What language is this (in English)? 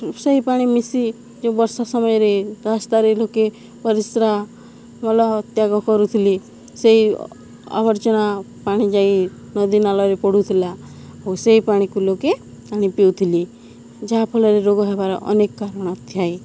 Odia